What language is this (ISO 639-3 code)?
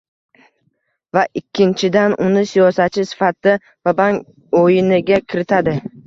uzb